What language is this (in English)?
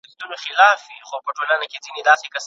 Pashto